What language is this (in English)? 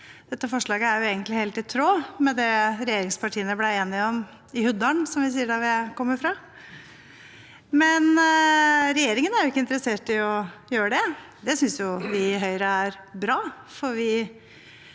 Norwegian